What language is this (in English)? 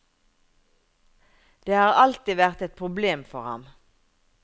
Norwegian